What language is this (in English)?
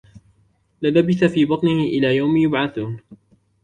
Arabic